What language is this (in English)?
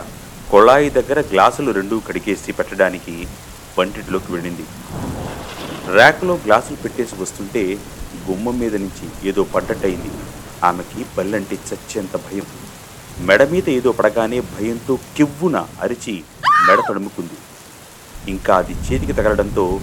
Telugu